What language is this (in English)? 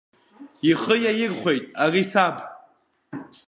Abkhazian